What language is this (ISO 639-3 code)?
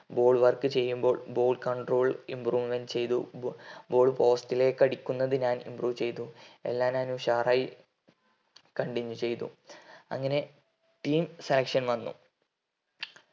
mal